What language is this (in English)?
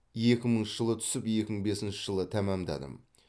Kazakh